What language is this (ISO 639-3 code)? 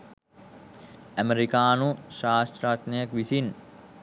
sin